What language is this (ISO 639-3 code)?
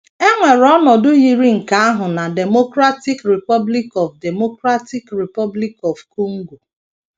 ibo